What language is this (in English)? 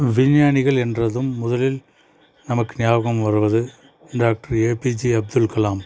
Tamil